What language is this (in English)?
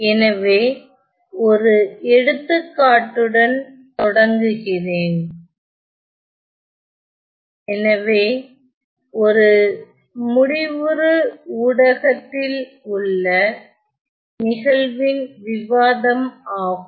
Tamil